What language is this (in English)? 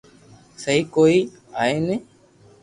Loarki